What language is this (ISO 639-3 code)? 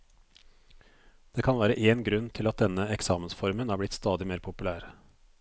nor